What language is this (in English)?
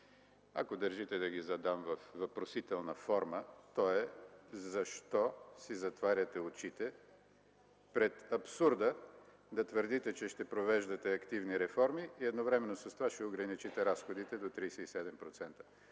Bulgarian